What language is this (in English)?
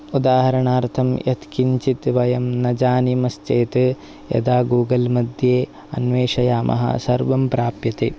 Sanskrit